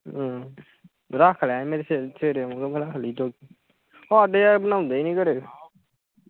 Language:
Punjabi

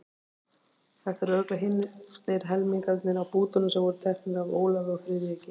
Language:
Icelandic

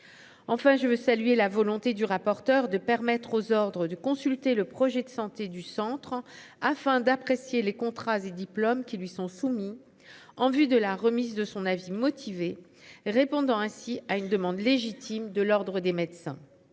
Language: French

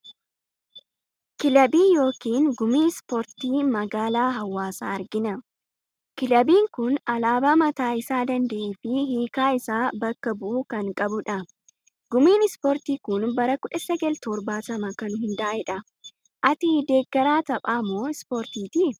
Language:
Oromo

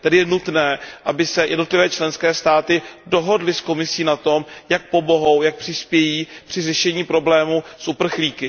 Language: Czech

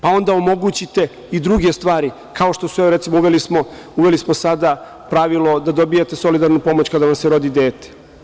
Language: Serbian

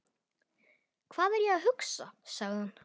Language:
Icelandic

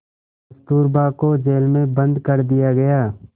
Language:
Hindi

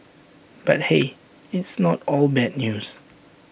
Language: English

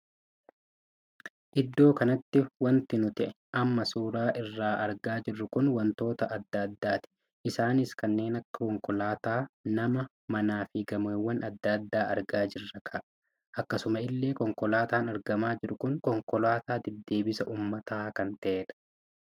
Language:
Oromo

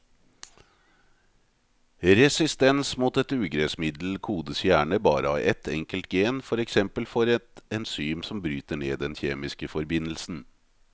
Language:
Norwegian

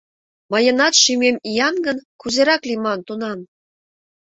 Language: Mari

